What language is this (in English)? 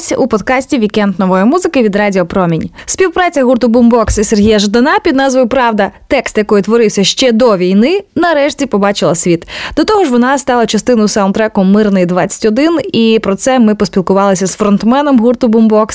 Ukrainian